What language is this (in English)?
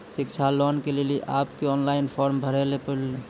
Maithili